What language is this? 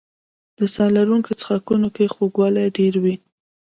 Pashto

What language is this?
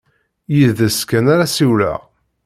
Kabyle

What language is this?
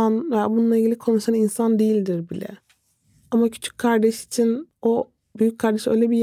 Turkish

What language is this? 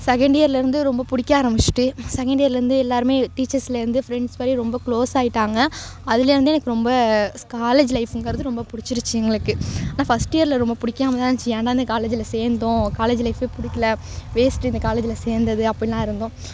Tamil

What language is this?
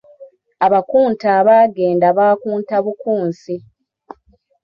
Ganda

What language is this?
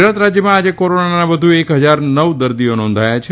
Gujarati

